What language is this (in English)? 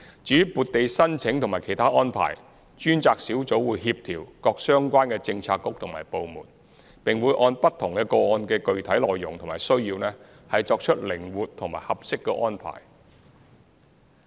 Cantonese